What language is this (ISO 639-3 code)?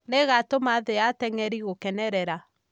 kik